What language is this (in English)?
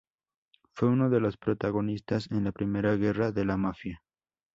Spanish